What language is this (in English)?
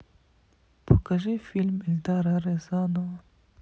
Russian